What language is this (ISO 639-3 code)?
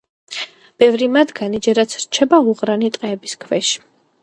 kat